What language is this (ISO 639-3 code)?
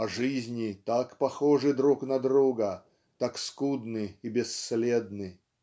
rus